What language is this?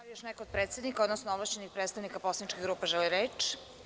Serbian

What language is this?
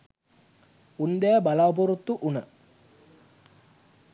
Sinhala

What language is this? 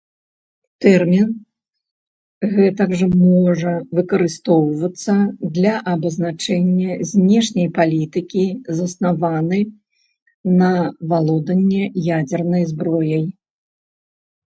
Belarusian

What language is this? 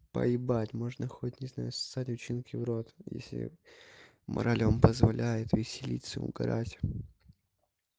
Russian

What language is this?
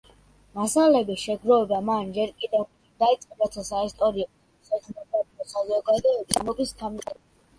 Georgian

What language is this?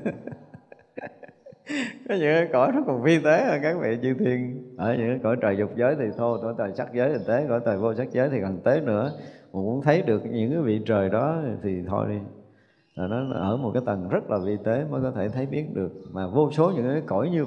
Vietnamese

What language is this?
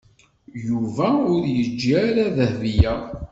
Kabyle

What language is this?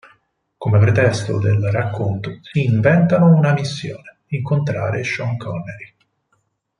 Italian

